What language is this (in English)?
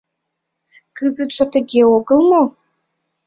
Mari